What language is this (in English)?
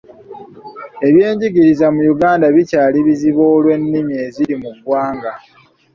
Ganda